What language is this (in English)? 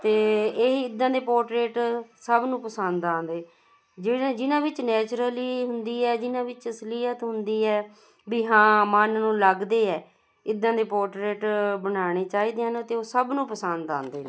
Punjabi